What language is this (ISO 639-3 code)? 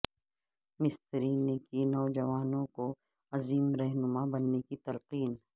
urd